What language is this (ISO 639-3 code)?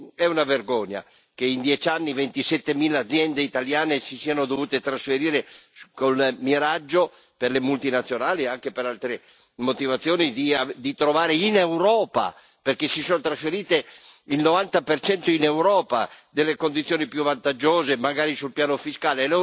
ita